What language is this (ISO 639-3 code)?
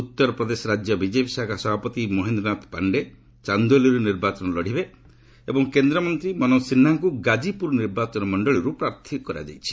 ori